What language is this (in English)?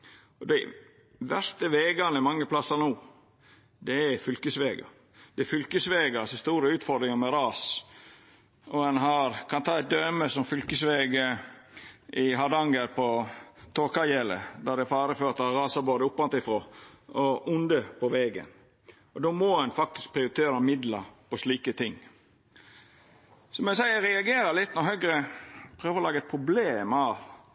Norwegian Nynorsk